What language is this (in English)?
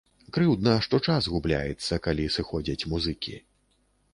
Belarusian